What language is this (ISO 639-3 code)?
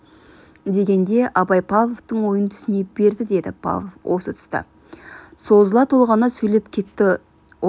kaz